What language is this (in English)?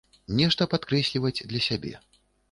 Belarusian